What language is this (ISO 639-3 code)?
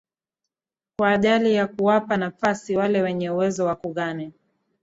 swa